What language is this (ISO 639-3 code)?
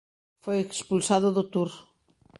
glg